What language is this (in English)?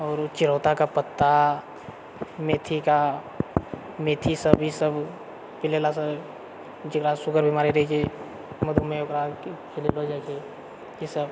Maithili